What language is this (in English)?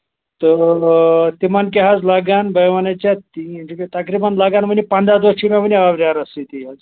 Kashmiri